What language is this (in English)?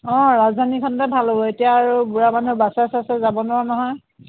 Assamese